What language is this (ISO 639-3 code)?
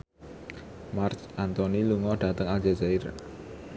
jav